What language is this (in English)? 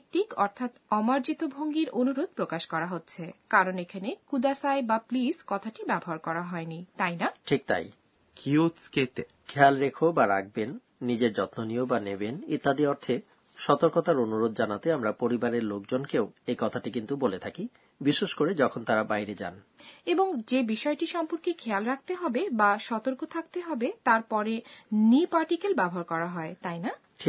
Bangla